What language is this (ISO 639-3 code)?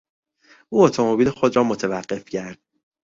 fas